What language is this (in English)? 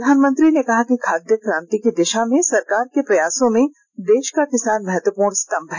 Hindi